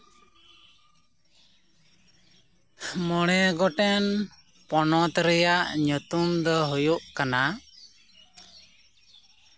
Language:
Santali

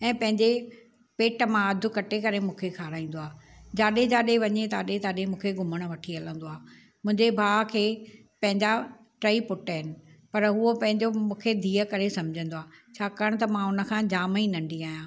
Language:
Sindhi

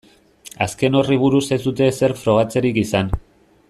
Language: Basque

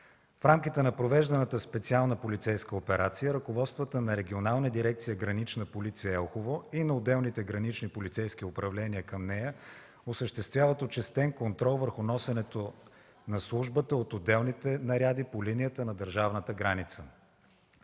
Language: Bulgarian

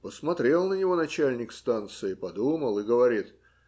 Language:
Russian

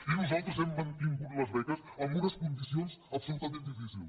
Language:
Catalan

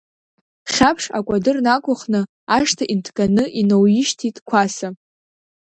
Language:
Abkhazian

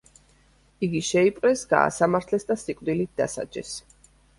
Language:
Georgian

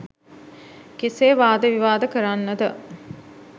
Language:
Sinhala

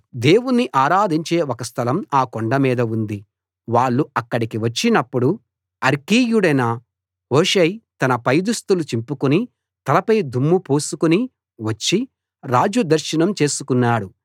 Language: Telugu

